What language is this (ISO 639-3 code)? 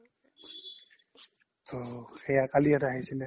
asm